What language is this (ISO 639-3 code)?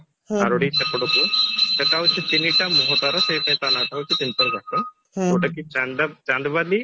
ori